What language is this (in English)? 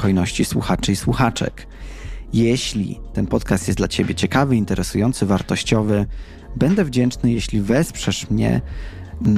Polish